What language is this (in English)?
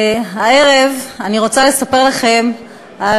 Hebrew